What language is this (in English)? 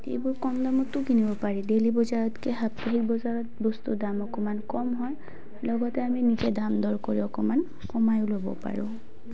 Assamese